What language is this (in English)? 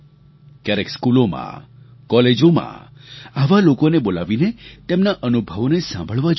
Gujarati